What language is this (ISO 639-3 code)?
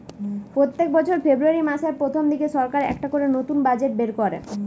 ben